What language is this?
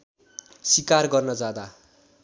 Nepali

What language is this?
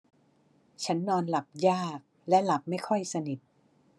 Thai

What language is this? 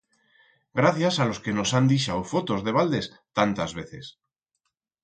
Aragonese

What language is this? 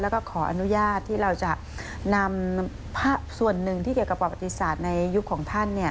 Thai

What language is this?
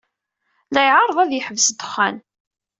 Kabyle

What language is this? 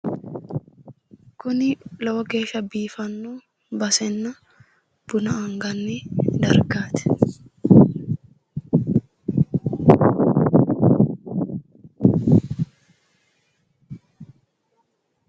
Sidamo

